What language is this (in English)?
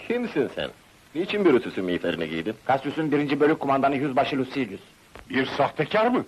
Turkish